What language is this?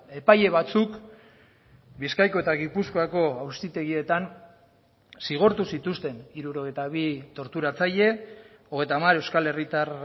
Basque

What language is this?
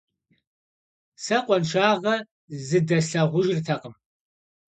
Kabardian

